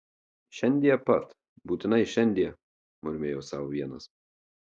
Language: Lithuanian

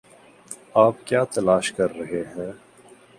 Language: Urdu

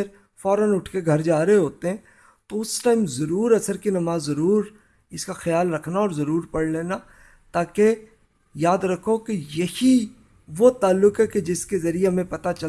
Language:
Urdu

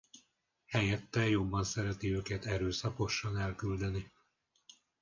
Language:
Hungarian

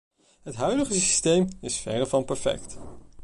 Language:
Dutch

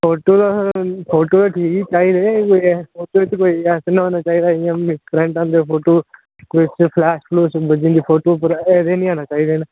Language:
Dogri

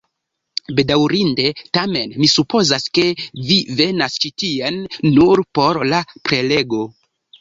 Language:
Esperanto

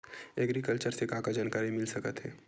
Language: Chhattisgarhi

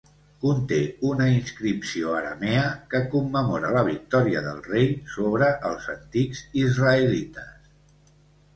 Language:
Catalan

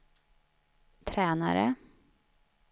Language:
Swedish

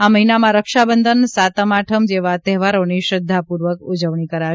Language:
Gujarati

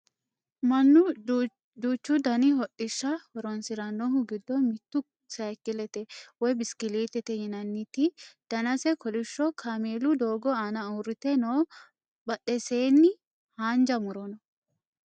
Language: Sidamo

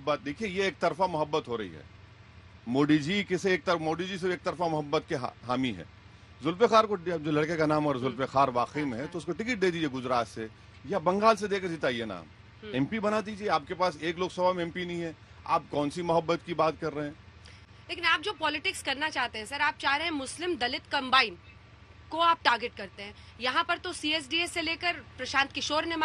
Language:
Hindi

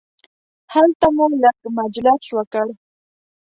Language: Pashto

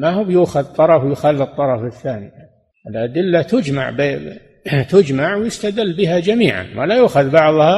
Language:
Arabic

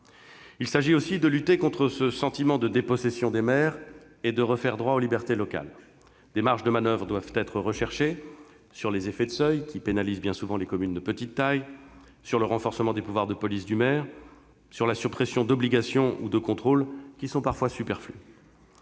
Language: French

